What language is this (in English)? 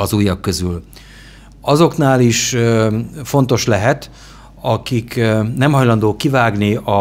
Hungarian